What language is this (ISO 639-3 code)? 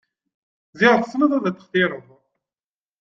kab